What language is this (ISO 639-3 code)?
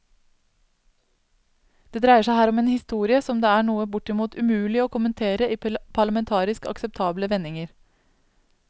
nor